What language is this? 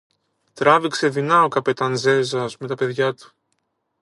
Greek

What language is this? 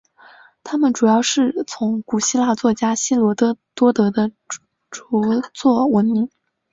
Chinese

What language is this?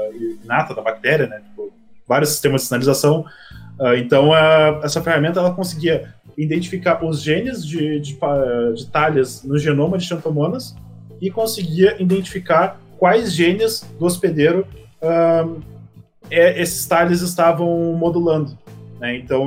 Portuguese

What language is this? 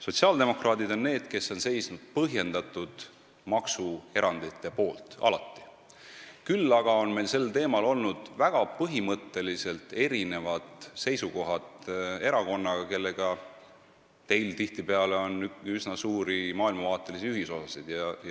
Estonian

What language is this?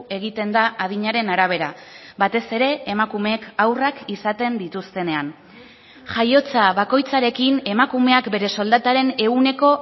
Basque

